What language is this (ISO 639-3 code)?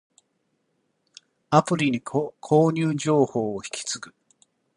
jpn